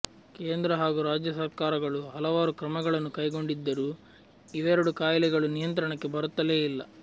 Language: Kannada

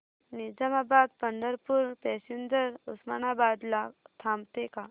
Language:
Marathi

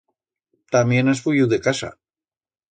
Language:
Aragonese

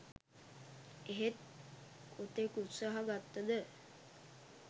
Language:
Sinhala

